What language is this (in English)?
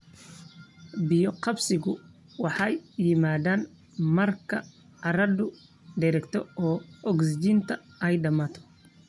Somali